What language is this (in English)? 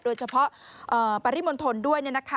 Thai